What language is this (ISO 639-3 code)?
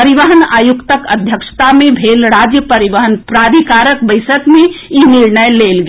mai